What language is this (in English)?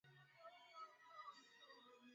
Swahili